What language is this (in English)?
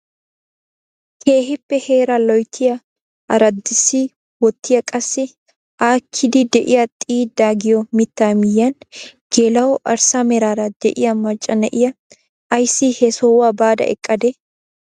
Wolaytta